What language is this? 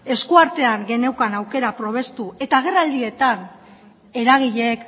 Basque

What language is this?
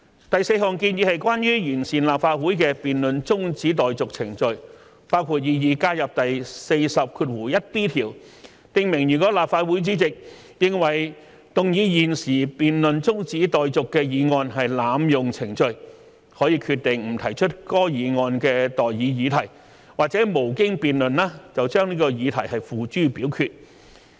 Cantonese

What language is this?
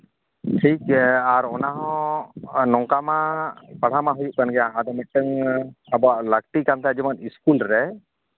Santali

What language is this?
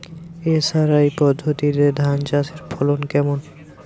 Bangla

